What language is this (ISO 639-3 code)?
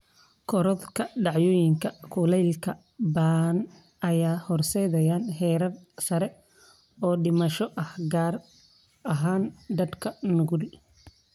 som